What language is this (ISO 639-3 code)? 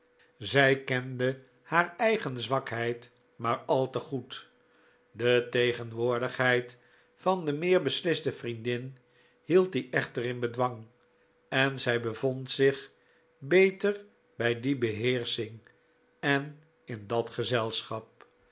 nld